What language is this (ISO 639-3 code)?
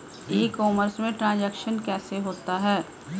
hin